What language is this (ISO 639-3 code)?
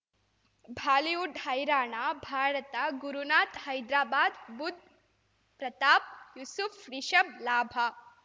kan